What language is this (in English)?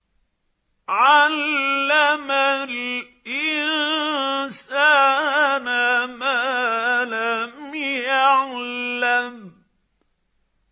Arabic